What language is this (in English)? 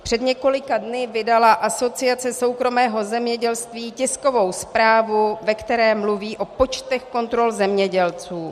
Czech